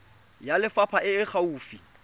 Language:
Tswana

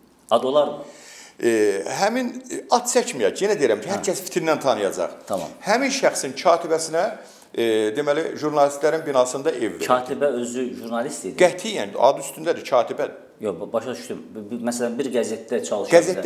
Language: Turkish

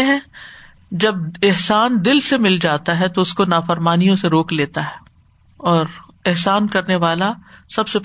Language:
Urdu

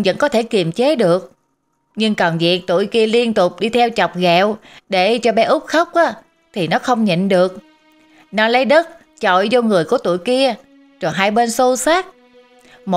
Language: Vietnamese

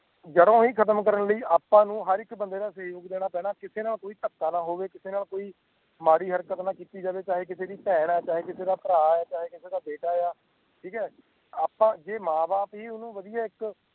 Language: Punjabi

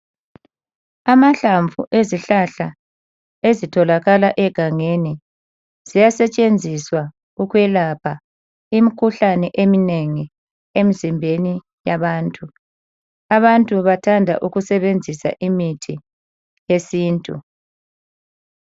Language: North Ndebele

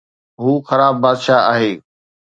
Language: Sindhi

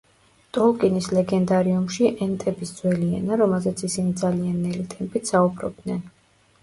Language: Georgian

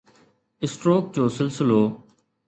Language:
Sindhi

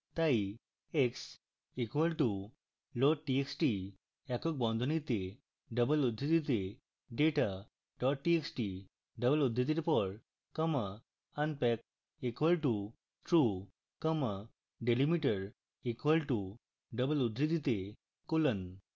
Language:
Bangla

